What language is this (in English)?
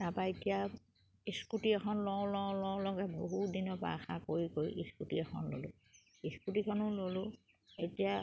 Assamese